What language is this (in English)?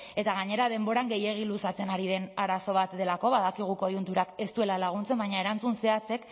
Basque